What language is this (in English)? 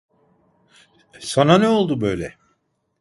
Turkish